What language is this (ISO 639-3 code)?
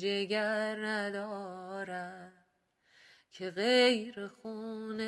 fas